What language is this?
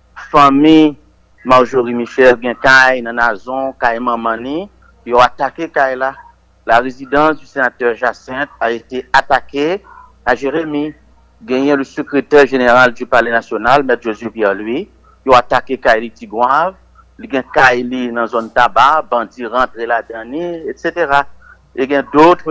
French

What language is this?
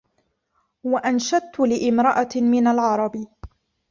Arabic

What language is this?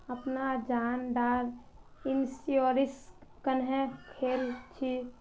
Magahi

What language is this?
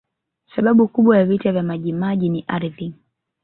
Swahili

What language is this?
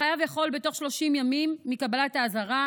Hebrew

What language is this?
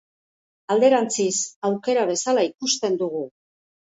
Basque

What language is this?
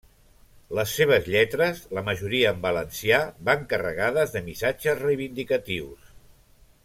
Catalan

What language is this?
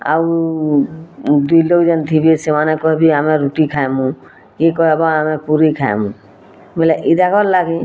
Odia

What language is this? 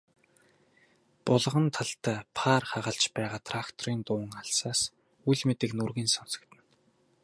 Mongolian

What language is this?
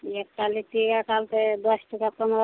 Maithili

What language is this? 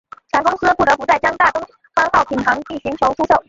Chinese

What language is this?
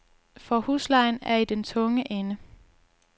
Danish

